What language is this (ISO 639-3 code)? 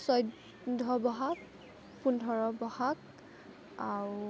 asm